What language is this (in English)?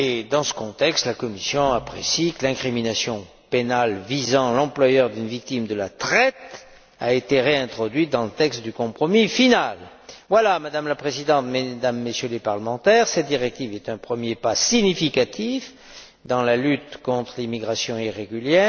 French